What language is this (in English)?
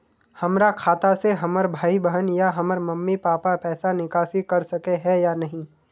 Magahi